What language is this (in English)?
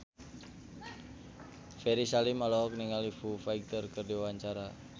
Sundanese